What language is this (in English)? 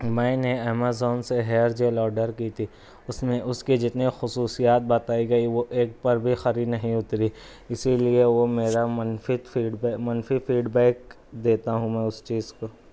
Urdu